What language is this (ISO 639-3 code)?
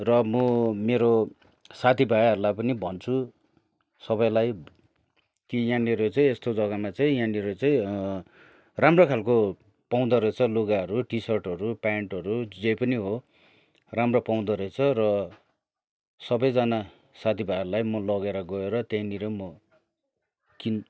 nep